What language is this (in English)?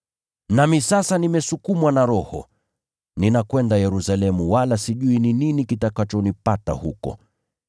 Swahili